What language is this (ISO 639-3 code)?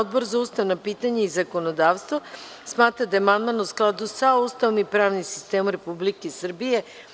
srp